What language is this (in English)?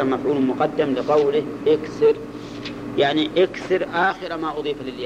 Arabic